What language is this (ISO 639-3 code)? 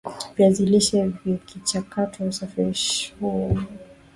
swa